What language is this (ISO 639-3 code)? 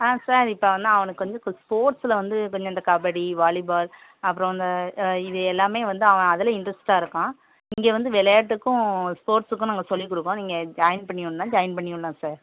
tam